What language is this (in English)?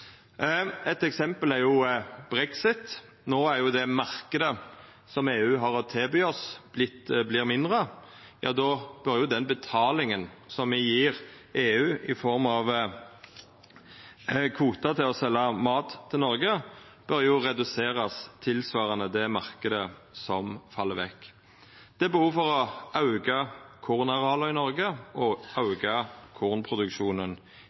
Norwegian Nynorsk